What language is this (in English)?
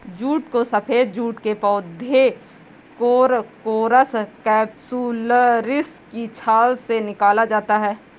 Hindi